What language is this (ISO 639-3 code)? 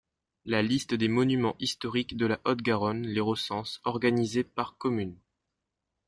fra